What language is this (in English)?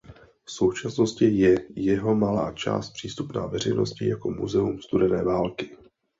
Czech